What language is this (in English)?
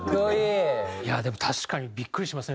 Japanese